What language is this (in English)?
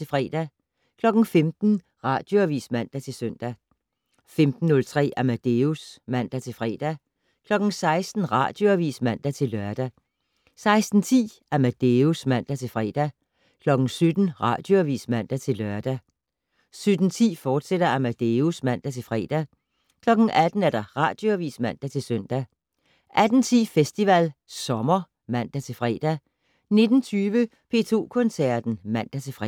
Danish